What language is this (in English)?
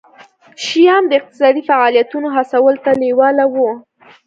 Pashto